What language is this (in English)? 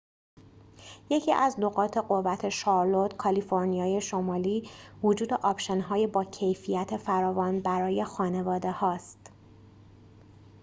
Persian